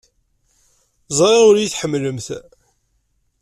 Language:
Kabyle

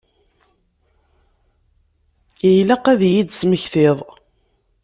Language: Kabyle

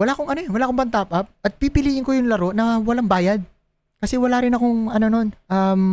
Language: Filipino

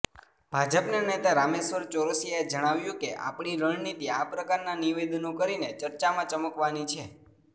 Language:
Gujarati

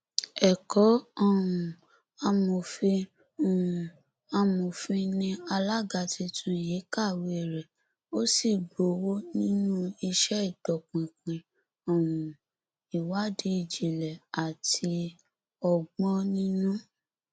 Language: Yoruba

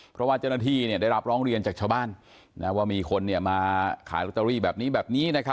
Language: Thai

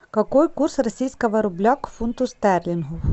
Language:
Russian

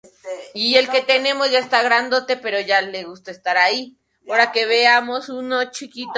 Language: Spanish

